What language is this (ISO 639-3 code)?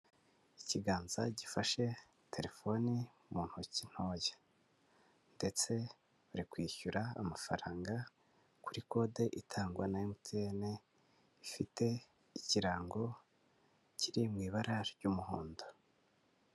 kin